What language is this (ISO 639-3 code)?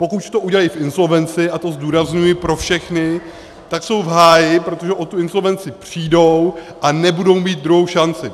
ces